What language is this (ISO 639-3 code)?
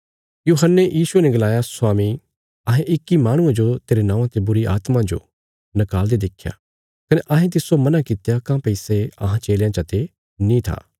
kfs